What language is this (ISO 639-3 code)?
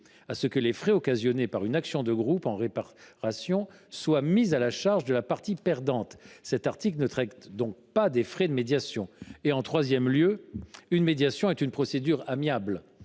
fra